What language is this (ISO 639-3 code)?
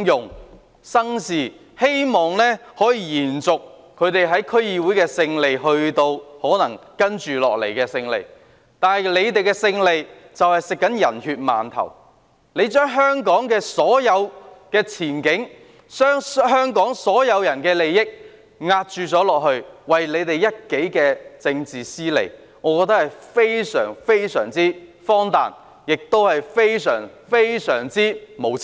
yue